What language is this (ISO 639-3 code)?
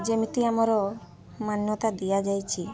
ori